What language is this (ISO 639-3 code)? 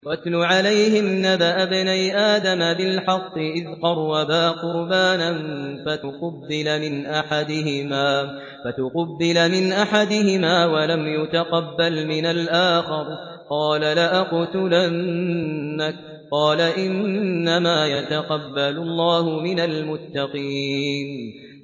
ara